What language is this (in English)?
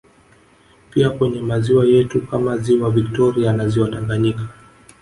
Swahili